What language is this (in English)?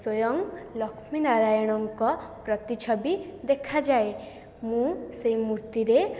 Odia